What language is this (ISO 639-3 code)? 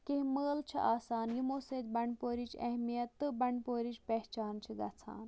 kas